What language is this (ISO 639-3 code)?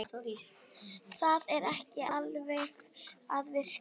isl